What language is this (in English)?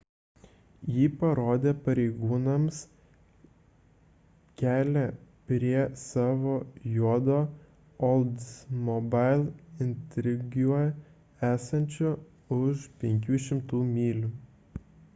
Lithuanian